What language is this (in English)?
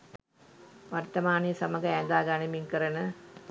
Sinhala